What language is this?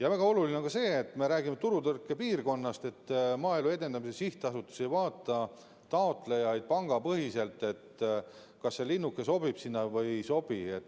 Estonian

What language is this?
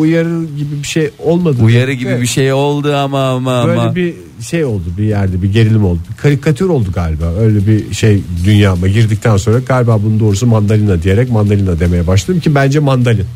Turkish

